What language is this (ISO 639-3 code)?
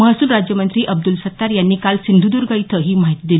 mar